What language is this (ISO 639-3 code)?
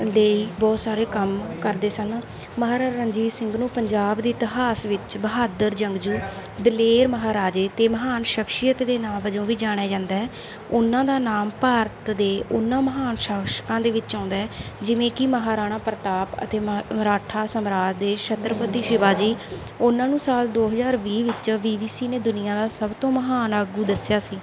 pan